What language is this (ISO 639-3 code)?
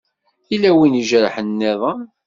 kab